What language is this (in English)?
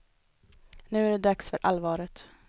Swedish